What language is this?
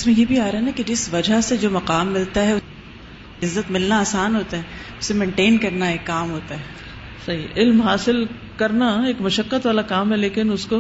Urdu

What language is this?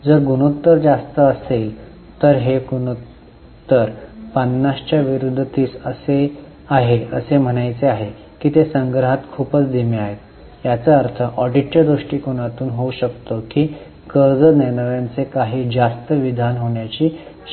Marathi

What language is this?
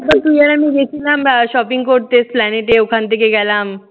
Bangla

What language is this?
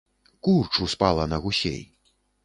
Belarusian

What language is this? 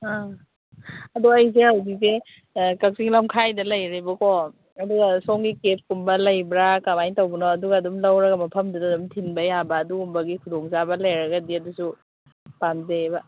Manipuri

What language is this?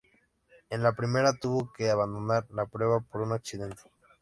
Spanish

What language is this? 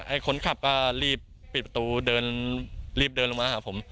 Thai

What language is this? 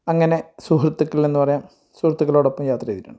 Malayalam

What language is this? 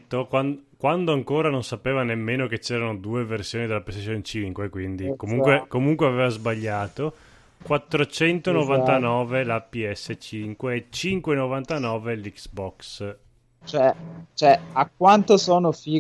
Italian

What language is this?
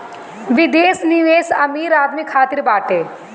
Bhojpuri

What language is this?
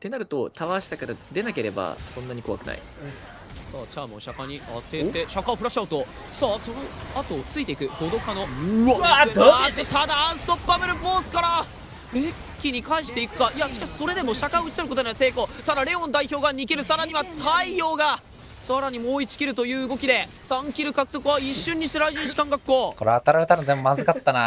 Japanese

